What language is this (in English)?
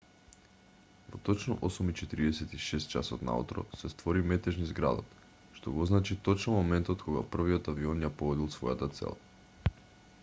Macedonian